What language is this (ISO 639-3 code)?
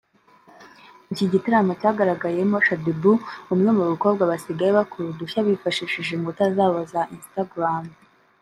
kin